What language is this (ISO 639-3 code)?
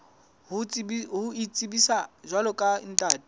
sot